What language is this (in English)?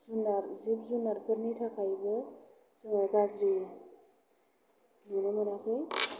Bodo